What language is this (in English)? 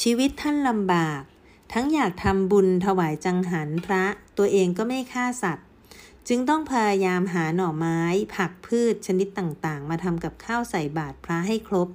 Thai